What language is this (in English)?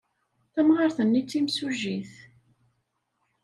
Kabyle